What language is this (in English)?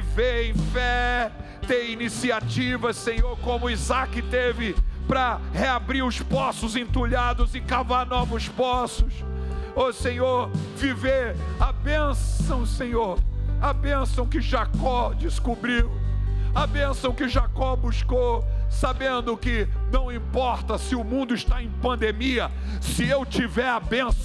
Portuguese